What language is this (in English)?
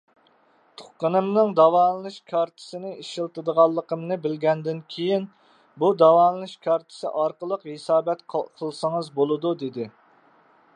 Uyghur